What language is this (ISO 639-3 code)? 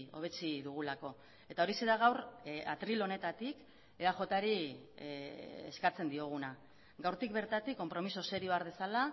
eus